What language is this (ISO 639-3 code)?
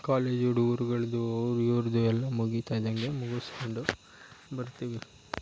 kan